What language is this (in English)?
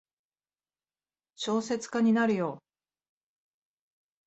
Japanese